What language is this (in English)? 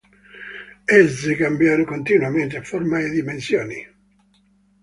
Italian